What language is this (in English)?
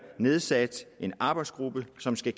Danish